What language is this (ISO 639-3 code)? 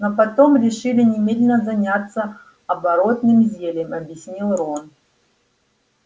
rus